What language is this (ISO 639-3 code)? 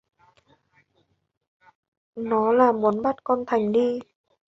vie